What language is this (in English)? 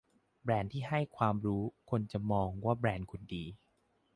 Thai